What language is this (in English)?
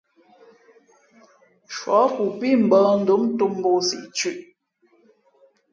Fe'fe'